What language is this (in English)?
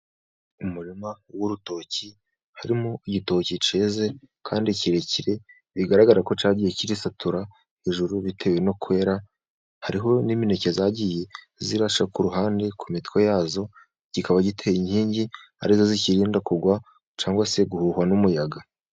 Kinyarwanda